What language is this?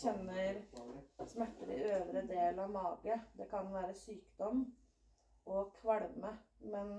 Danish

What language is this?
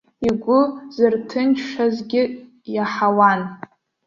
Abkhazian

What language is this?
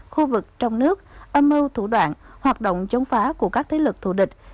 Vietnamese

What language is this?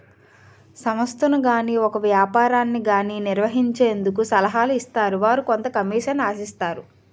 Telugu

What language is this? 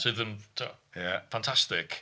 Welsh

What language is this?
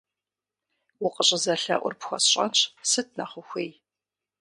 Kabardian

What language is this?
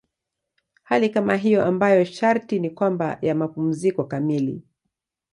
Swahili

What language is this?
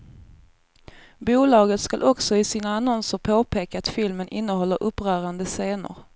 Swedish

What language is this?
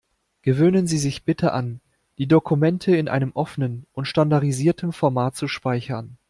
German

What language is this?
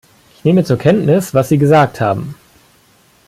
German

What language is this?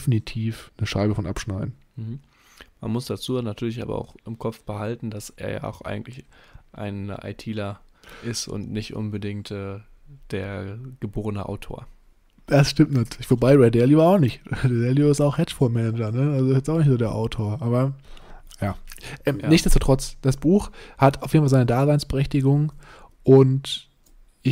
German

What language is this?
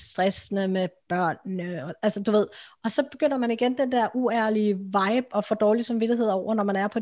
Danish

